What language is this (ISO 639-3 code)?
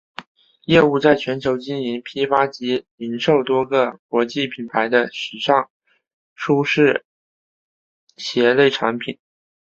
zho